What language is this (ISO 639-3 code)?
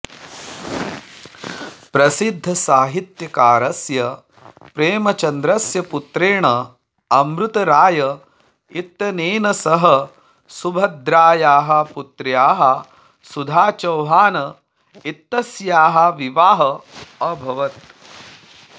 san